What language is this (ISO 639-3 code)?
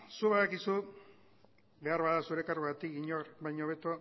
eus